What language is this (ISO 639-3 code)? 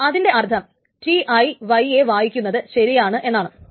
mal